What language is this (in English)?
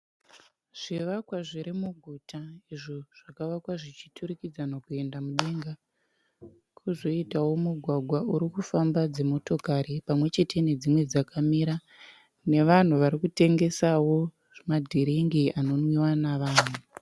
Shona